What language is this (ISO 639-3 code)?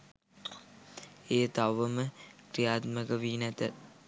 sin